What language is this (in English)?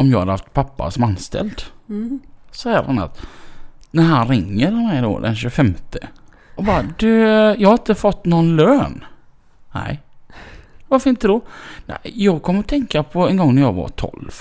Swedish